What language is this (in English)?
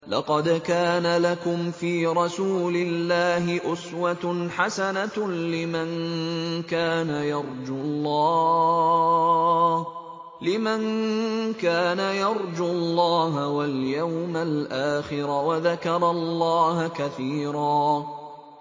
Arabic